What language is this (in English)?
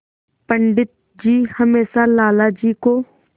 Hindi